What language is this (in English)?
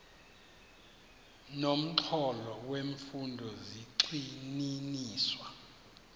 Xhosa